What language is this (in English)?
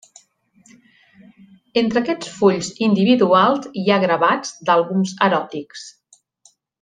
Catalan